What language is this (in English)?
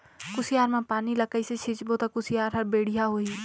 Chhattisgarhi